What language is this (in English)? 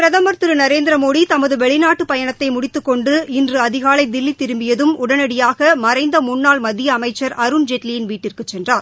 Tamil